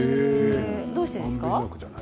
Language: Japanese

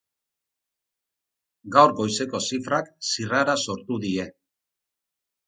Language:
Basque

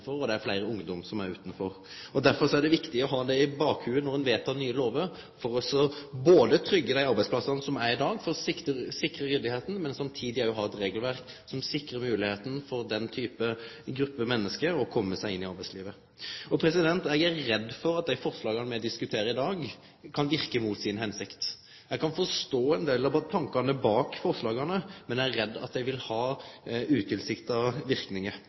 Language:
Norwegian Nynorsk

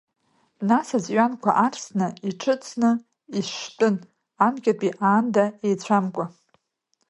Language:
Abkhazian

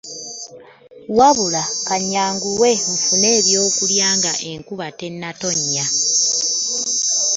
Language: Ganda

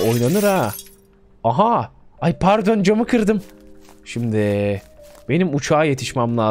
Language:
Turkish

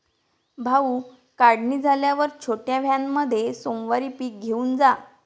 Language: Marathi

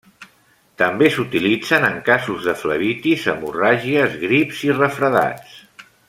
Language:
Catalan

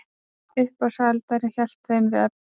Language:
Icelandic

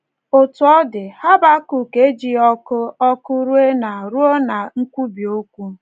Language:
Igbo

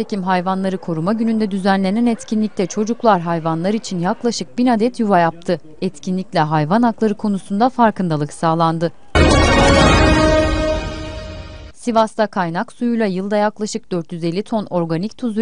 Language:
Turkish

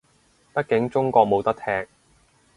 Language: Cantonese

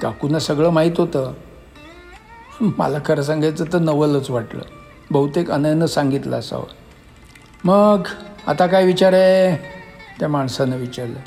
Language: Marathi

